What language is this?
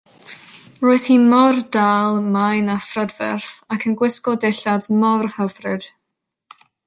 Welsh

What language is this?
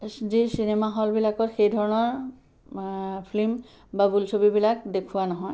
Assamese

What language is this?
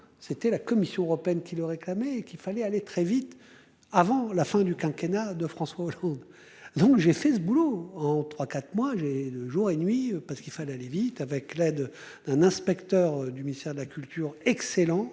French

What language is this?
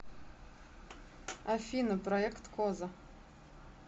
Russian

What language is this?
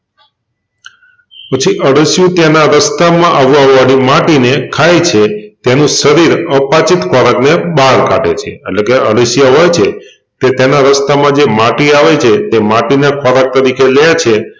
Gujarati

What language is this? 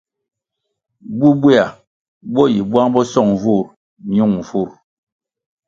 Kwasio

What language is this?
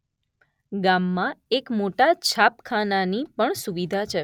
Gujarati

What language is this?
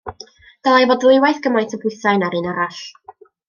Welsh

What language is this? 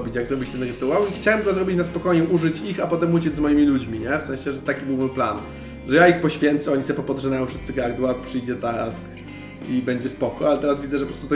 Polish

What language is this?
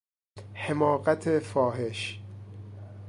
Persian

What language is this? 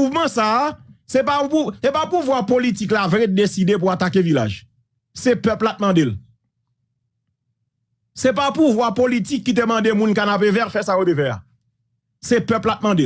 French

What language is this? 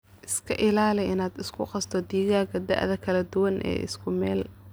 Somali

